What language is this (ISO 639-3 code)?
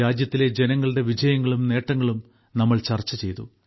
mal